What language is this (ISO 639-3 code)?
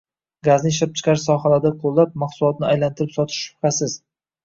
uzb